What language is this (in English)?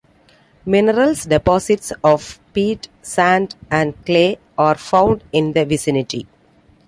English